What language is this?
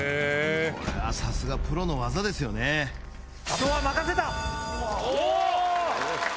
Japanese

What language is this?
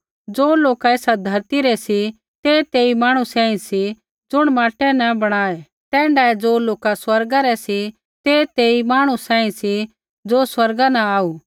Kullu Pahari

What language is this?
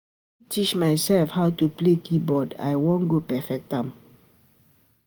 Nigerian Pidgin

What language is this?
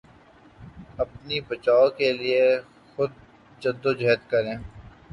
Urdu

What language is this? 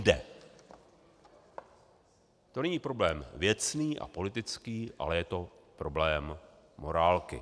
Czech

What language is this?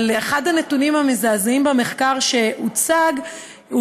Hebrew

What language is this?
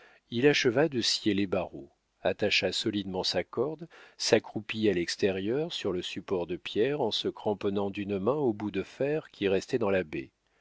French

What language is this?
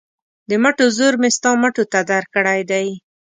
Pashto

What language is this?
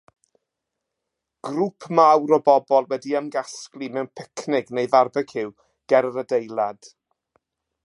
Welsh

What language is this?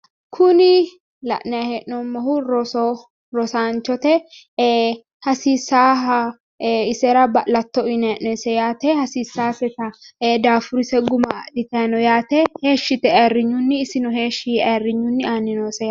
Sidamo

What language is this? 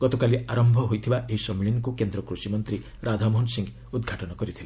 Odia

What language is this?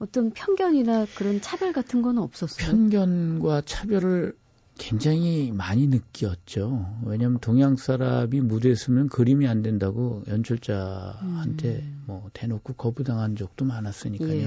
Korean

